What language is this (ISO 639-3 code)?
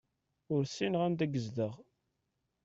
kab